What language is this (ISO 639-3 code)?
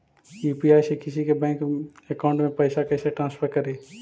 mag